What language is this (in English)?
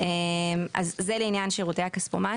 Hebrew